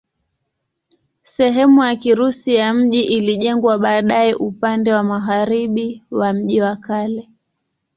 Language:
Swahili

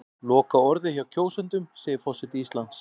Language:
Icelandic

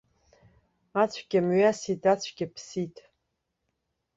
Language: Abkhazian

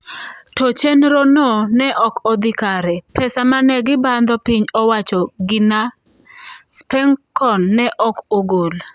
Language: Luo (Kenya and Tanzania)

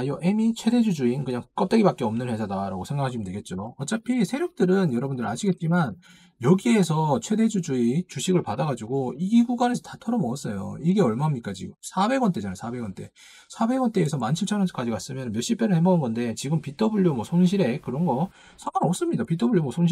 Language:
Korean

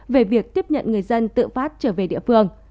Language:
Vietnamese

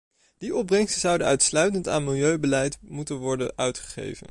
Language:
Dutch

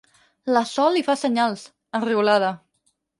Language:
Catalan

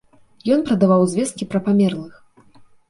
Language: Belarusian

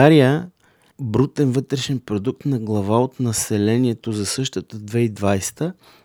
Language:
Bulgarian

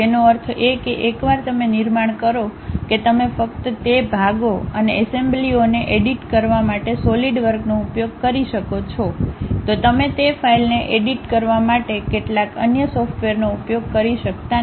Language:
Gujarati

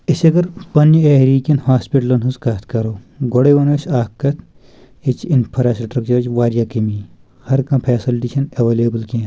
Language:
Kashmiri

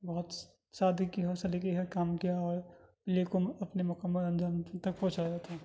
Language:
Urdu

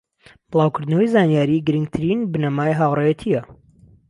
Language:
Central Kurdish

